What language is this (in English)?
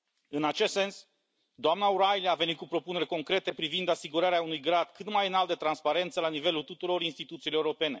Romanian